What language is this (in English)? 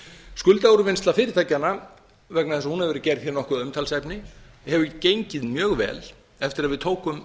Icelandic